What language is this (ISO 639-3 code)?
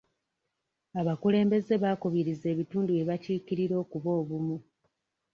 lug